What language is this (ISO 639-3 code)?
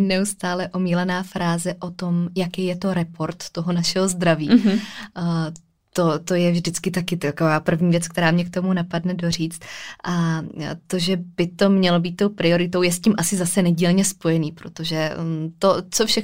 ces